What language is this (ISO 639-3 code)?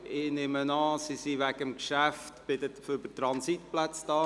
gsw